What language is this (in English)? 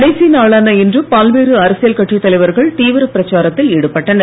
Tamil